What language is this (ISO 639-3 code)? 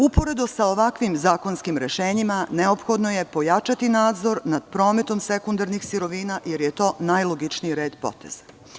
srp